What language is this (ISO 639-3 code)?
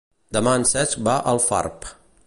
cat